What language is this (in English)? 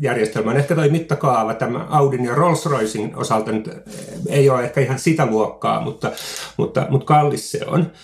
Finnish